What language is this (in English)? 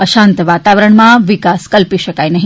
Gujarati